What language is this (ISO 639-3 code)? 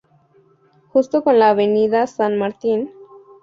spa